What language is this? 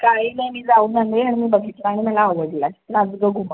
Marathi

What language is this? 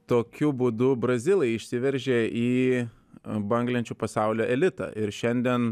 Lithuanian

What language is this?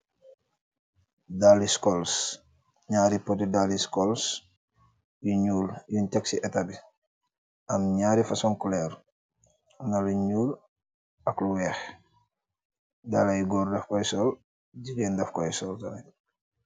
Wolof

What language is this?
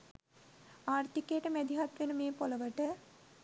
Sinhala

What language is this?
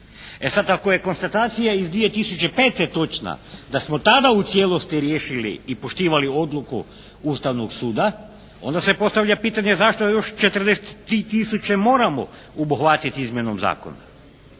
Croatian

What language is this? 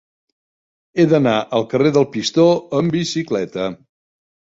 Catalan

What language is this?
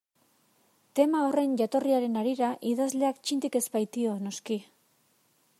Basque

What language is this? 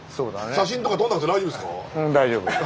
Japanese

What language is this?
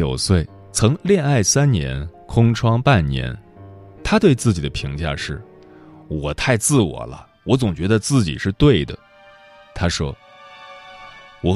Chinese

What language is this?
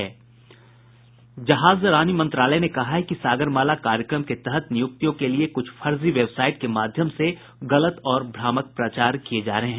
Hindi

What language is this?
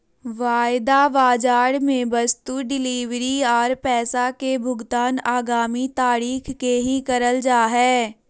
Magahi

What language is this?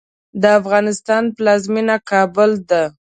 Pashto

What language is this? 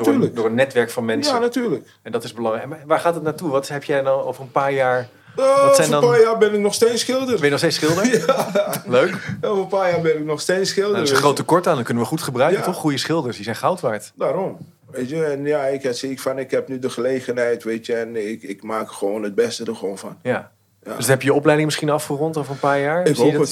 Dutch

